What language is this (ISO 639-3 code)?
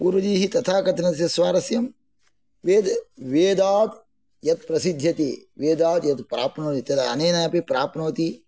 san